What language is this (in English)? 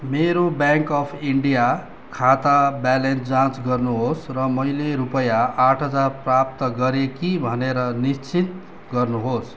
Nepali